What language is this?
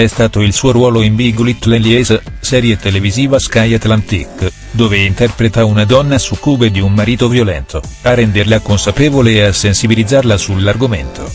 Italian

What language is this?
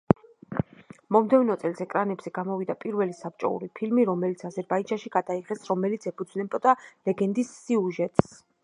Georgian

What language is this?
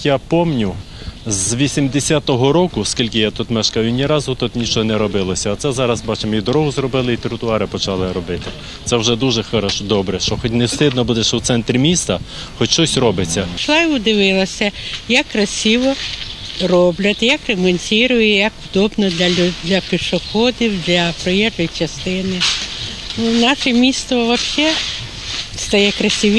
Ukrainian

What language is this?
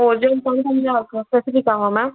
Tamil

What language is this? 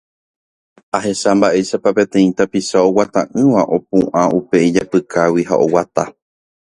Guarani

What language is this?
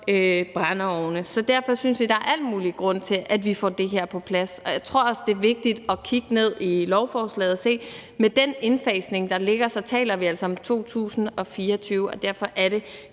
Danish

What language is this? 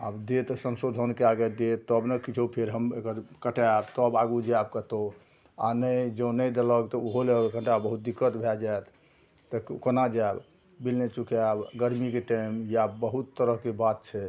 Maithili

